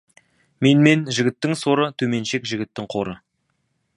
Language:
Kazakh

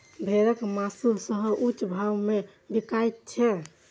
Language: Maithili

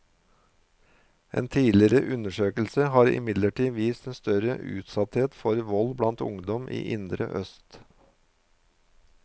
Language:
Norwegian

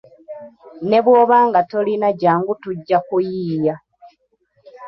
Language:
Ganda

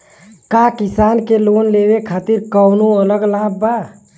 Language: Bhojpuri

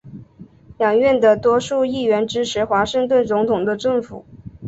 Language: Chinese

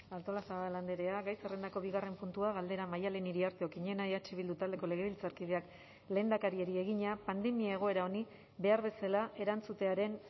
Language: Basque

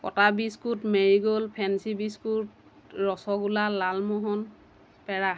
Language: Assamese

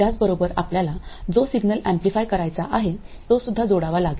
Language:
Marathi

